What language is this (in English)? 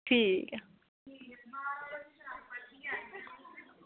Dogri